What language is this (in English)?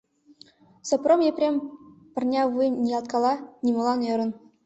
Mari